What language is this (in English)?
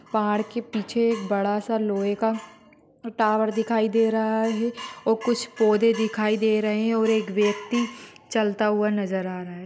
Magahi